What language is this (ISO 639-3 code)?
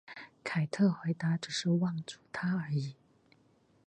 zho